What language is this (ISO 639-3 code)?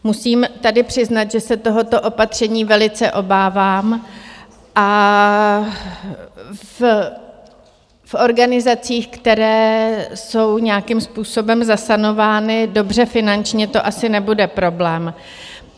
ces